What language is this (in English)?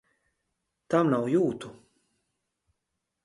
Latvian